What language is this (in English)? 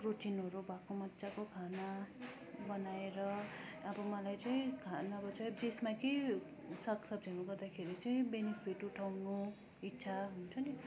Nepali